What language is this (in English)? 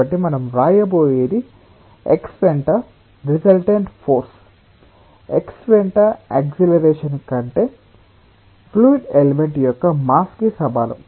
Telugu